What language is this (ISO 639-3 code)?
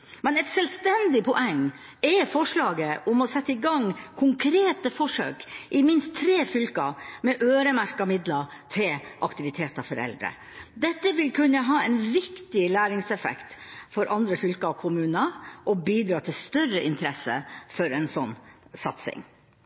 nob